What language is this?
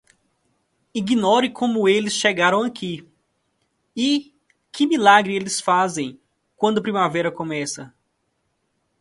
Portuguese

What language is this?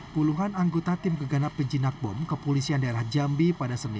Indonesian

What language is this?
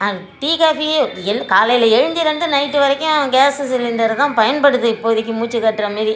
Tamil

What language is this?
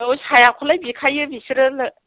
Bodo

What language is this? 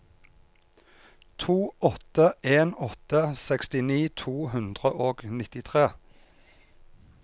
Norwegian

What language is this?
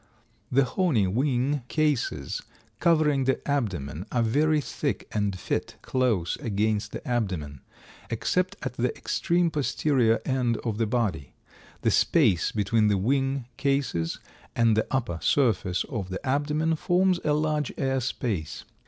English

